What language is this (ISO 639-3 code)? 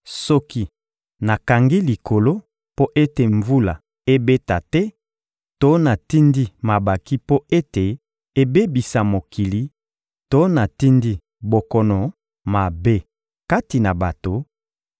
lin